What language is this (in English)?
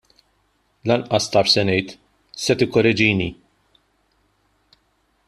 Maltese